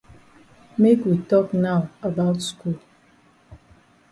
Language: Cameroon Pidgin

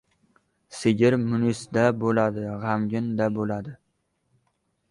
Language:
Uzbek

